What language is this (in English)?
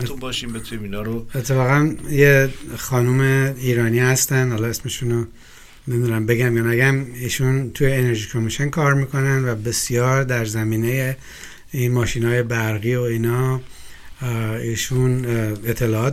Persian